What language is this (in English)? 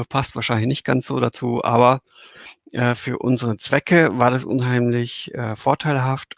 German